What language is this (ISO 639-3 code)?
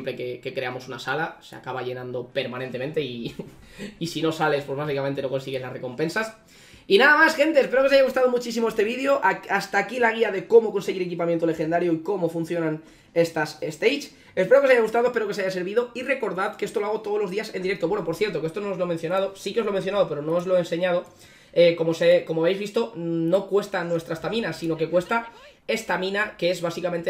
spa